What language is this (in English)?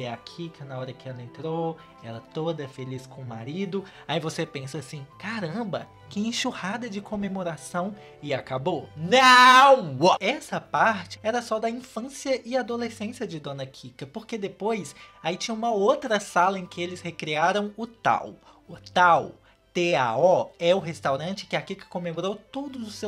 Portuguese